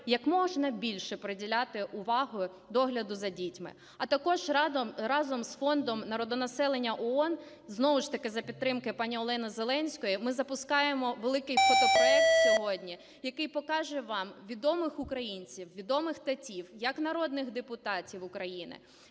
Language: Ukrainian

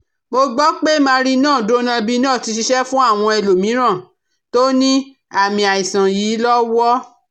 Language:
Yoruba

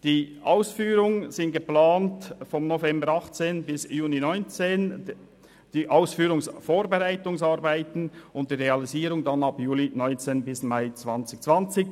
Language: Swiss German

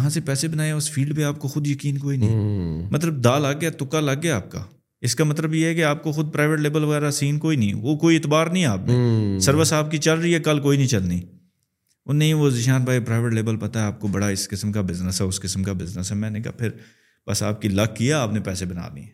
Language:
Urdu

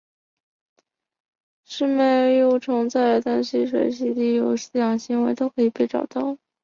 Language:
Chinese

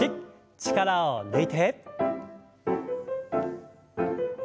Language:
Japanese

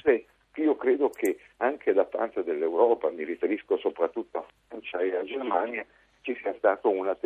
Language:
Italian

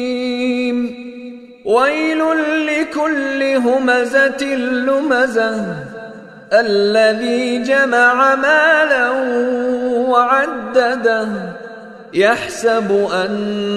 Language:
Arabic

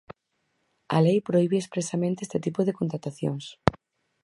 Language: Galician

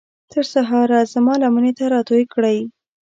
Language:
Pashto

